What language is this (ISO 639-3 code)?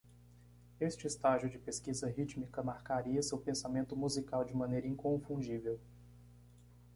por